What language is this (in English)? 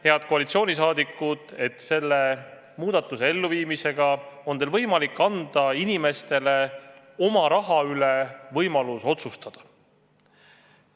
Estonian